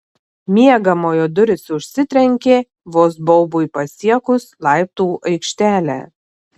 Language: Lithuanian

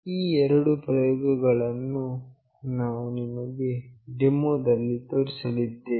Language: Kannada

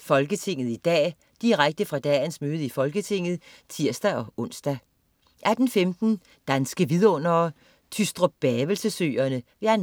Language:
Danish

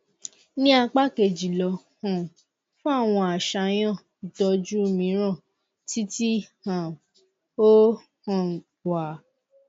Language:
Yoruba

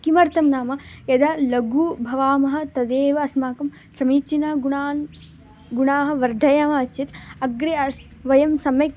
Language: Sanskrit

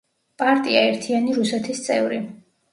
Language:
Georgian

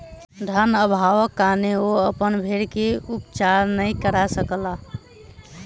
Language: Maithili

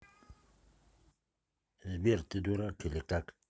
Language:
Russian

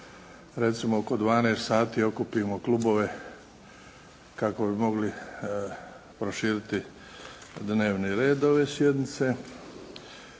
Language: Croatian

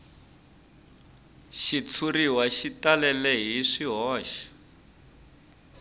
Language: Tsonga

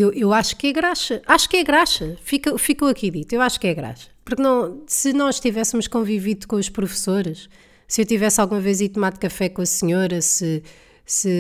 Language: Portuguese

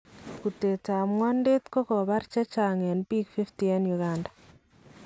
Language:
Kalenjin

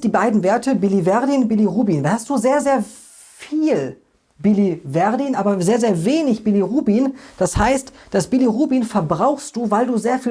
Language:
German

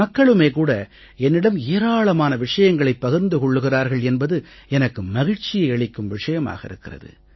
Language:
Tamil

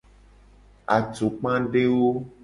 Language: Gen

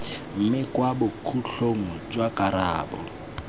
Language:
Tswana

